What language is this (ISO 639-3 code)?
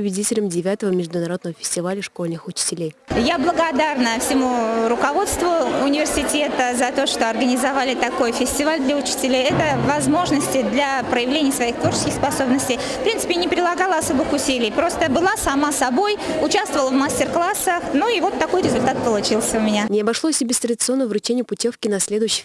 rus